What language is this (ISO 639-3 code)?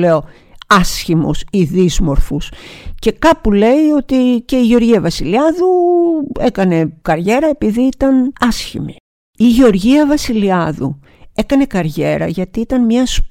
ell